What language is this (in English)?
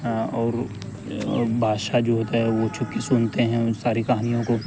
Urdu